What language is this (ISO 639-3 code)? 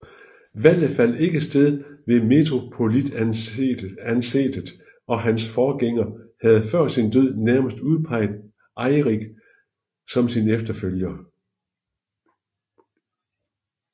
dan